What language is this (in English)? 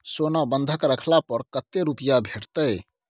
Maithili